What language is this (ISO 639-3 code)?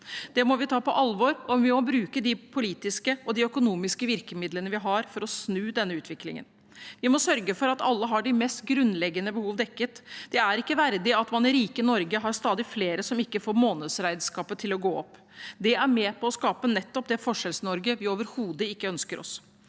nor